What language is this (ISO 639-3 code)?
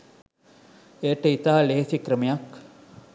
sin